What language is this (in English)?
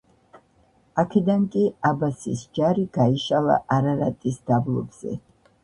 Georgian